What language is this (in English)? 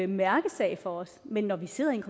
Danish